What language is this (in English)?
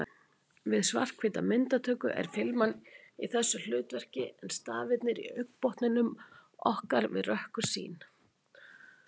Icelandic